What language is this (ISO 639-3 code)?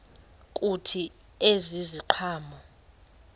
xho